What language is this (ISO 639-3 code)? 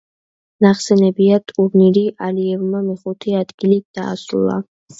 kat